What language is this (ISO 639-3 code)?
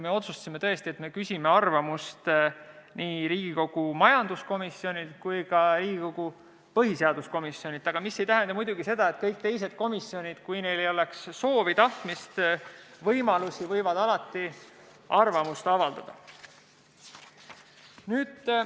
est